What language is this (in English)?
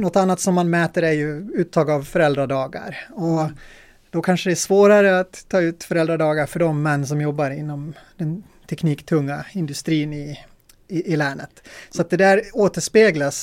Swedish